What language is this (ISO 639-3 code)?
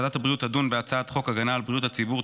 heb